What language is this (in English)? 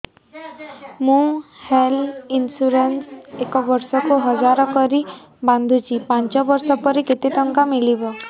Odia